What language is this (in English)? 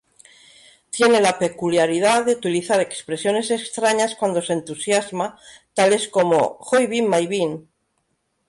Spanish